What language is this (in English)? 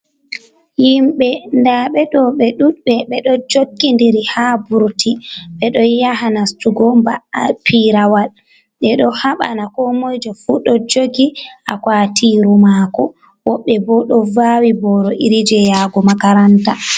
Fula